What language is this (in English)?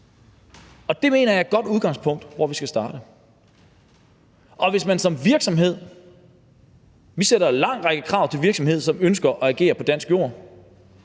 Danish